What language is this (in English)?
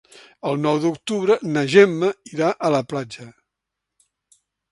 Catalan